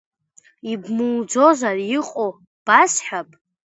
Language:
Abkhazian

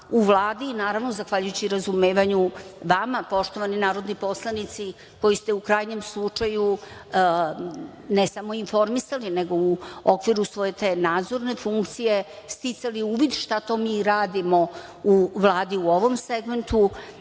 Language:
Serbian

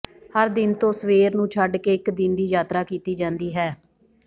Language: Punjabi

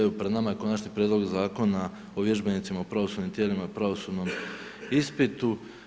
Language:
Croatian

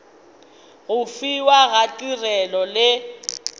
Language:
Northern Sotho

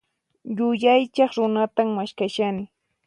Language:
Puno Quechua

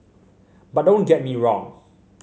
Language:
English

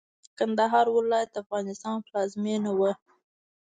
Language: Pashto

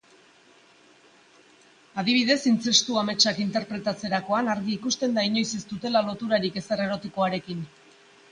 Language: Basque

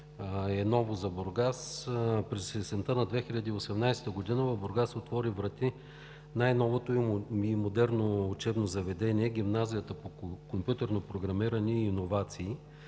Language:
Bulgarian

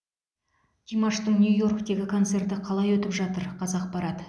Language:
Kazakh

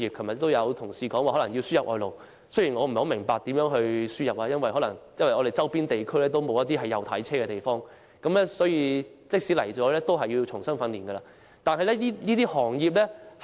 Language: Cantonese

